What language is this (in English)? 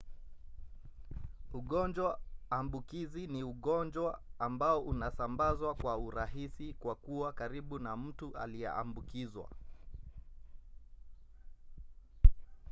Swahili